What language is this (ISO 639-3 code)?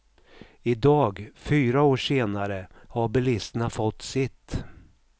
swe